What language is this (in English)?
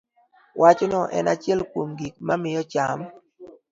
Luo (Kenya and Tanzania)